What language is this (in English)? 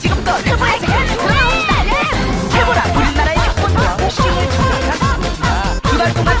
Korean